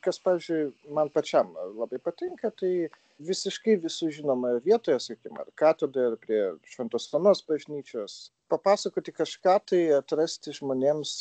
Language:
Lithuanian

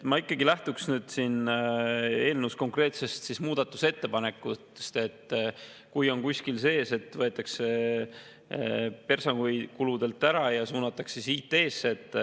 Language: Estonian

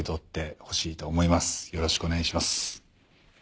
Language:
Japanese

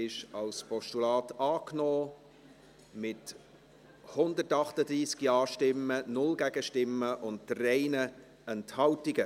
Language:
Swiss German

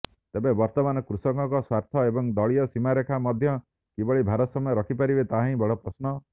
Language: Odia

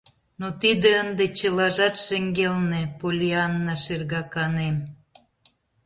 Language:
Mari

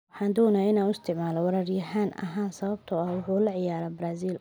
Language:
Somali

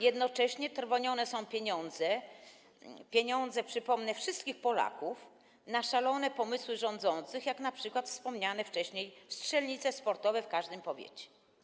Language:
Polish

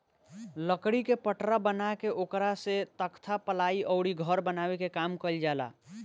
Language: Bhojpuri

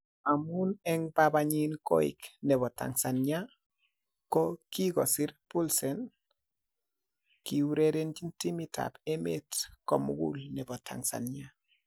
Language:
Kalenjin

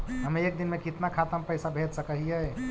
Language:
Magahi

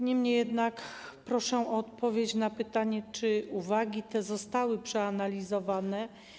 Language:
Polish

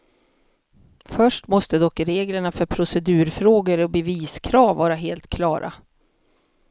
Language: Swedish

